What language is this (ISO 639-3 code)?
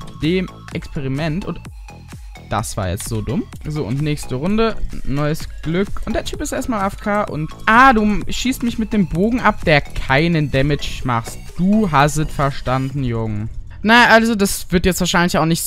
deu